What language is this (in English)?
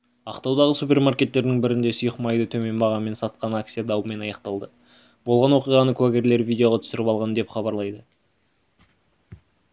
Kazakh